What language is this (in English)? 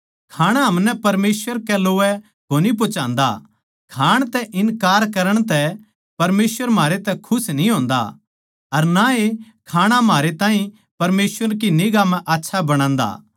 Haryanvi